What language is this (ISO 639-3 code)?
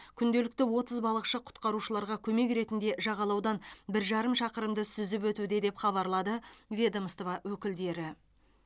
kaz